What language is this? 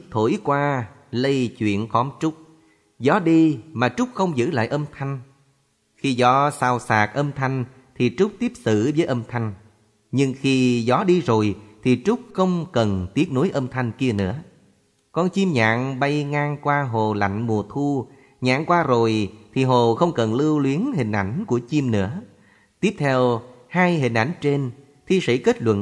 Vietnamese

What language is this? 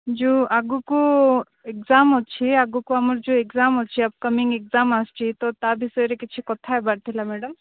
Odia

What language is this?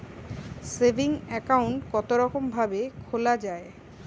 Bangla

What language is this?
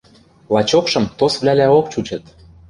Western Mari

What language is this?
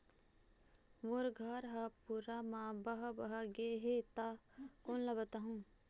Chhattisgarhi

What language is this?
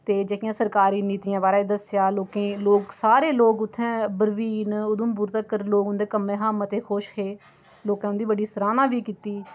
Dogri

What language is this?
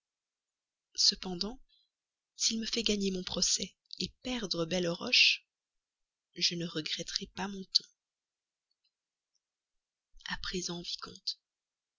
French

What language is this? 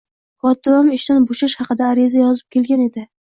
Uzbek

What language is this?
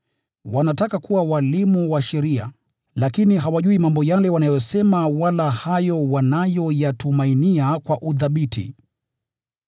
Swahili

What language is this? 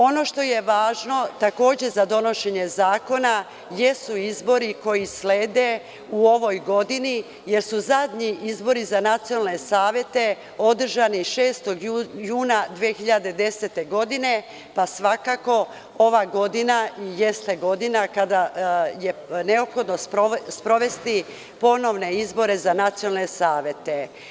Serbian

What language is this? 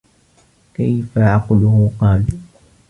Arabic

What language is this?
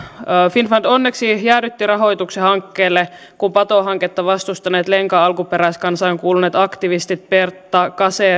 Finnish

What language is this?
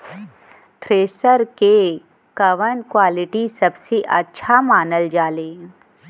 Bhojpuri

